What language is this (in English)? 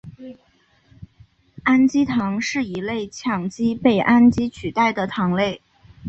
Chinese